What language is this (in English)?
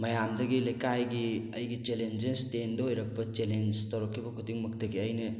Manipuri